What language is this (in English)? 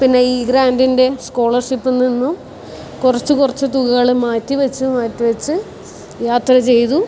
Malayalam